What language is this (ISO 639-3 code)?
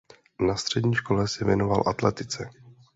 ces